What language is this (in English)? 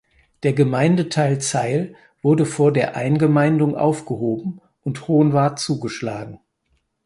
German